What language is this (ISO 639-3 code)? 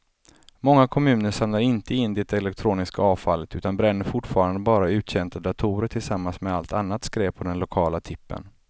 swe